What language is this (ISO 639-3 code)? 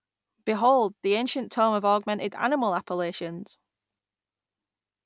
eng